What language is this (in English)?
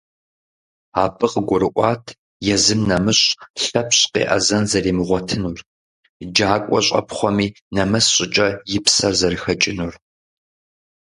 Kabardian